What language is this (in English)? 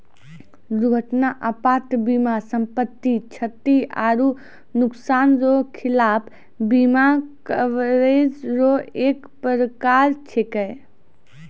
Maithili